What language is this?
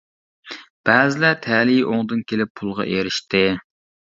Uyghur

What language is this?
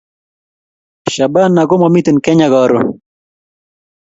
Kalenjin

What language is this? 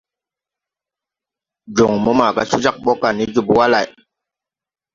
Tupuri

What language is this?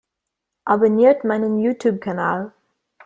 German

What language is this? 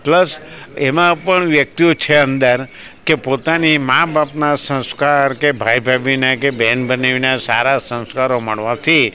Gujarati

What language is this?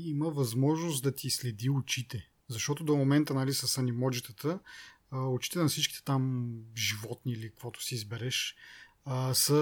Bulgarian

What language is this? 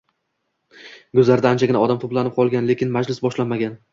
Uzbek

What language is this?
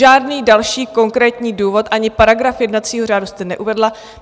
Czech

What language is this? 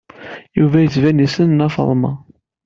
Kabyle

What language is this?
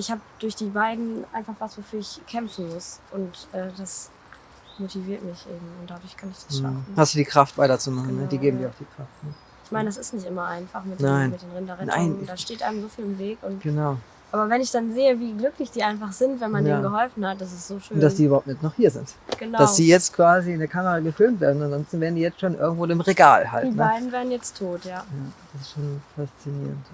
German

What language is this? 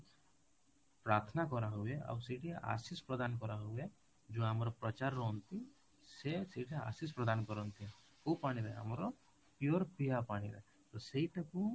Odia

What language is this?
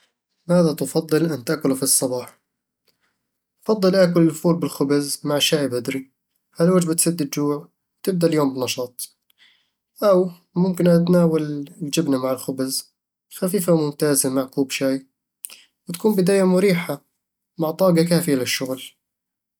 Eastern Egyptian Bedawi Arabic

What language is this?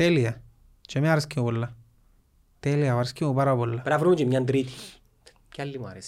Greek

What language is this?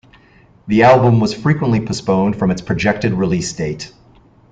English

